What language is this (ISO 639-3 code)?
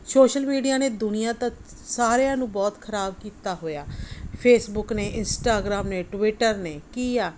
pan